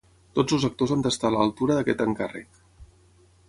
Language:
Catalan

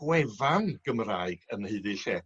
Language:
Welsh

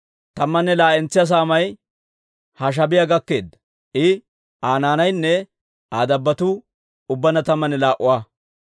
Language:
Dawro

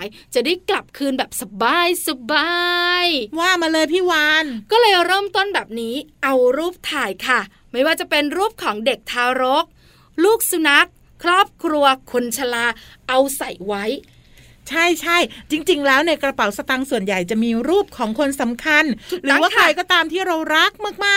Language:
Thai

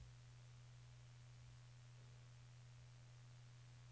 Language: Norwegian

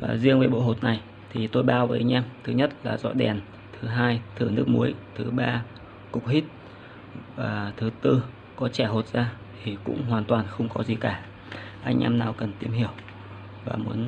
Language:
Vietnamese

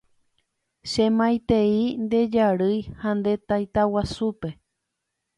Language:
Guarani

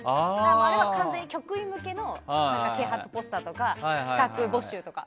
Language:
Japanese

